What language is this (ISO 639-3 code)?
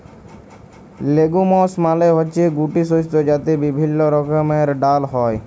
ben